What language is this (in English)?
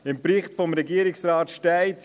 Swiss German